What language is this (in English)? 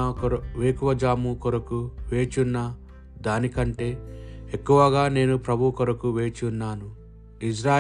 Telugu